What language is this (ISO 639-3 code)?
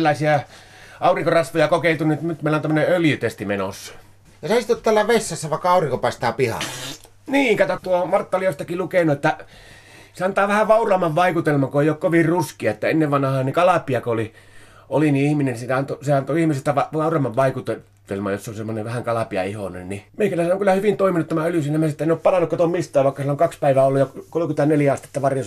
fin